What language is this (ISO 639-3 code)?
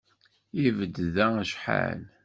kab